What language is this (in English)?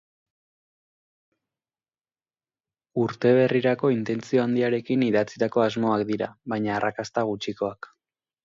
Basque